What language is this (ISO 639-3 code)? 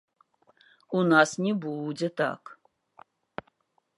bel